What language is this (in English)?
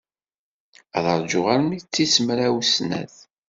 Kabyle